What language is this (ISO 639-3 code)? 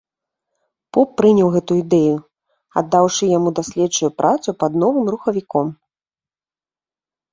bel